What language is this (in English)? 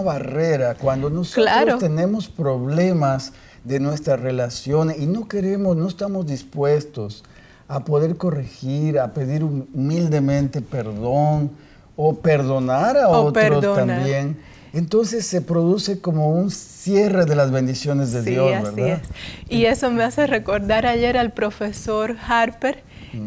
Spanish